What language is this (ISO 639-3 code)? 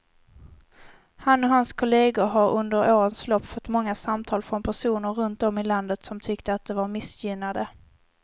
swe